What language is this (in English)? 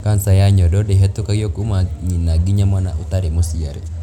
Kikuyu